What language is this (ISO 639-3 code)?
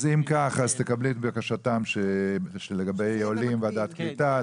heb